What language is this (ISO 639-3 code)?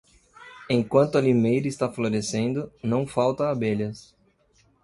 por